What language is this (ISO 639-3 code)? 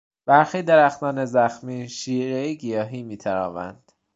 fas